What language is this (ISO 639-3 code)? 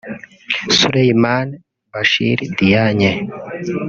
kin